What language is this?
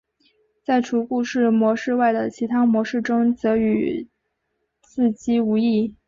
Chinese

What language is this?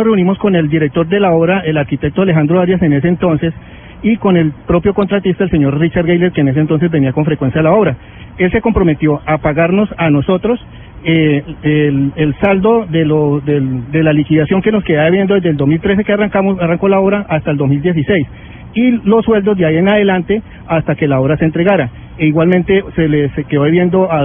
Spanish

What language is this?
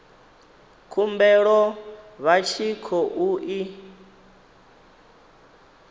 Venda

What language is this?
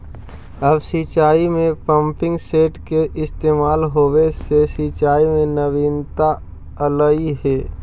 Magahi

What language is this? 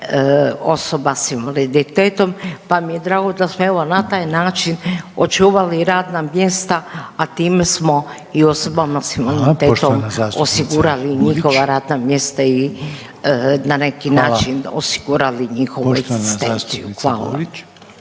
Croatian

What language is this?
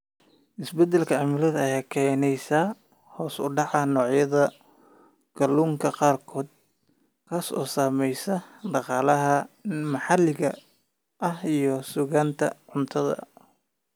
Somali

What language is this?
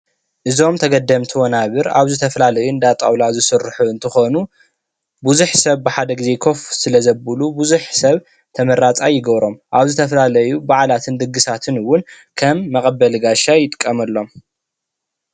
Tigrinya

